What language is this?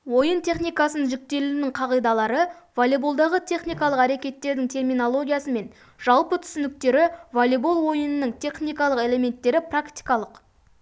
Kazakh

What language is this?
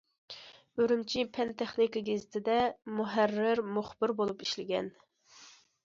Uyghur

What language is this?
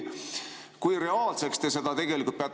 Estonian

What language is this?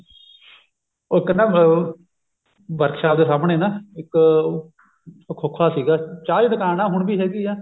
Punjabi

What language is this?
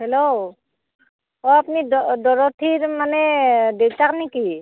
Assamese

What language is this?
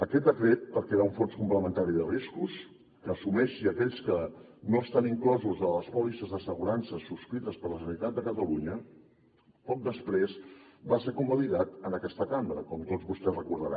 Catalan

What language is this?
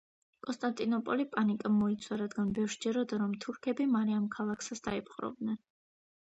Georgian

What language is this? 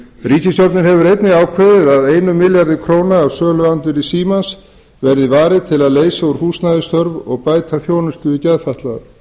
Icelandic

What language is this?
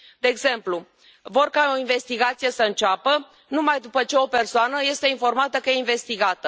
Romanian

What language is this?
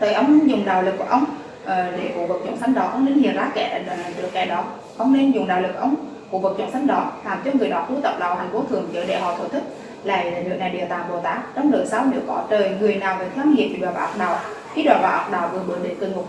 Vietnamese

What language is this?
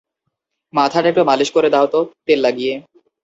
Bangla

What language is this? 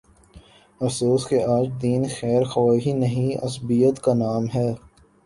Urdu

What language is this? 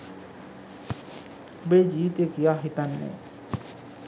Sinhala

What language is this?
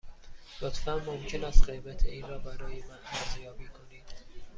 Persian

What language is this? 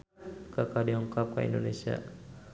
Sundanese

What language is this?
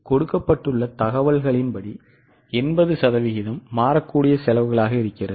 Tamil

